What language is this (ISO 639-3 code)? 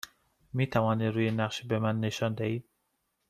fas